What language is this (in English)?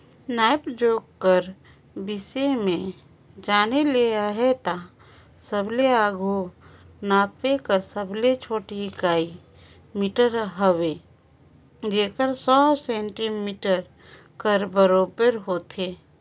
Chhattisgarhi